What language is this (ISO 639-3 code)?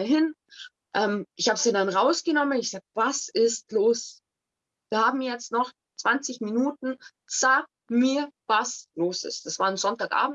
deu